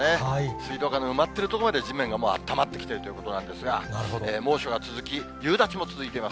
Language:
Japanese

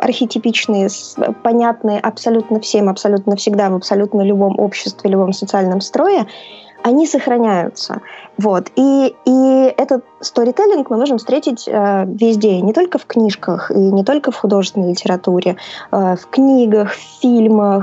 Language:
Russian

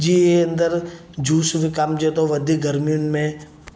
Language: Sindhi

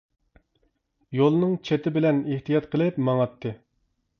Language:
Uyghur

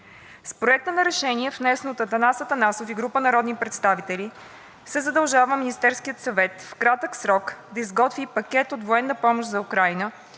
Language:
Bulgarian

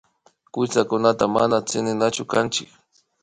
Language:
Imbabura Highland Quichua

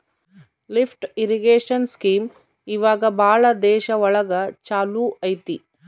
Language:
Kannada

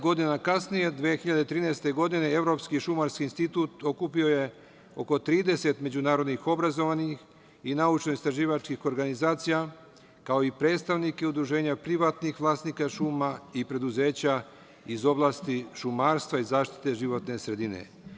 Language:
Serbian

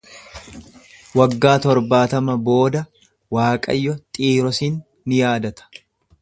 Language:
Oromo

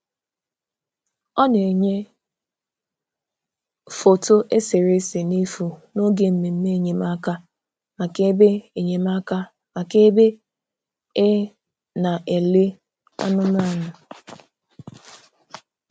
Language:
Igbo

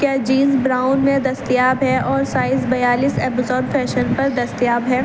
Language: Urdu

